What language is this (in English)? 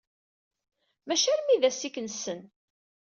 Kabyle